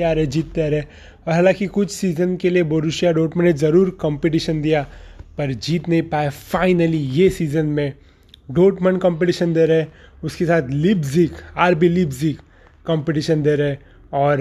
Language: Hindi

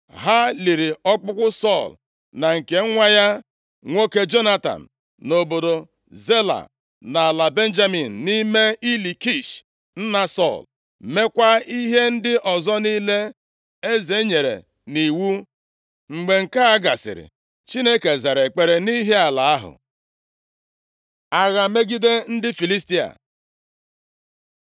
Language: Igbo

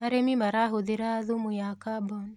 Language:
Kikuyu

